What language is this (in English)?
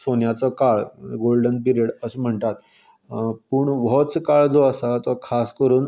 Konkani